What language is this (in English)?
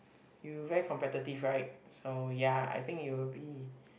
English